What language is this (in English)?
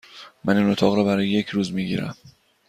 Persian